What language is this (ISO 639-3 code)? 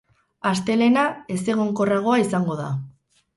eus